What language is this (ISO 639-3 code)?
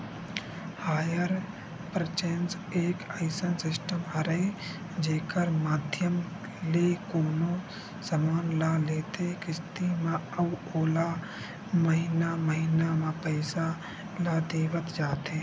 hne